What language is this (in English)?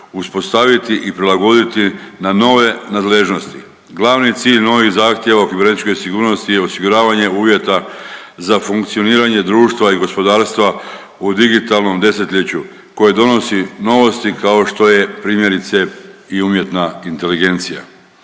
Croatian